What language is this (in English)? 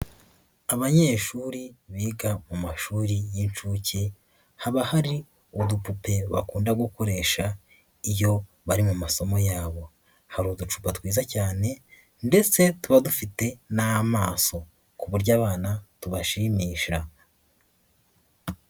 Kinyarwanda